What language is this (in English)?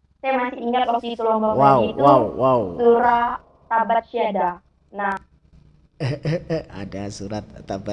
Indonesian